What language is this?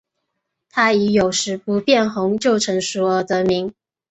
Chinese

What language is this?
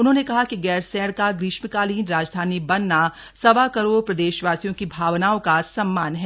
Hindi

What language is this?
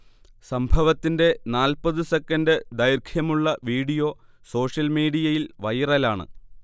Malayalam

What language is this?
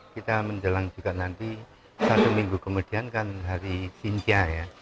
Indonesian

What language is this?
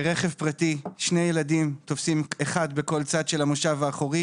Hebrew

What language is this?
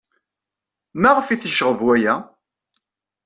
Kabyle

